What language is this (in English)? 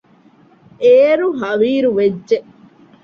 Divehi